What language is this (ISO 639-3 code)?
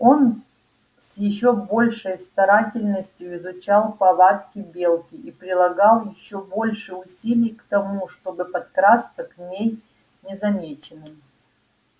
rus